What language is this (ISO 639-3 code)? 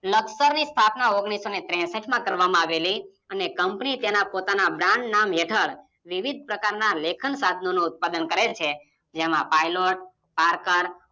guj